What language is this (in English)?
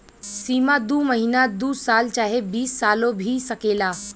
Bhojpuri